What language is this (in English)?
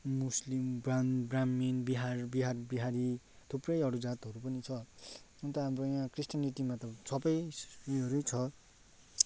Nepali